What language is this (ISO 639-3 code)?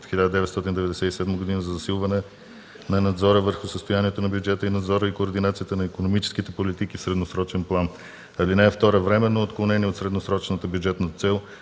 bul